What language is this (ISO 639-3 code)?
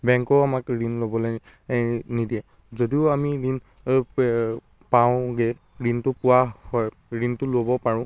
asm